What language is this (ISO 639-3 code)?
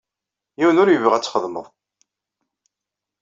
kab